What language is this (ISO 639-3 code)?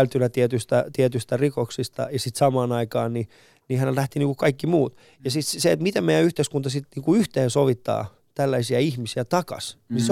fin